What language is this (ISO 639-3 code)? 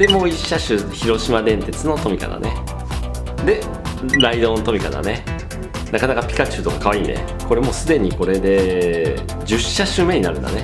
jpn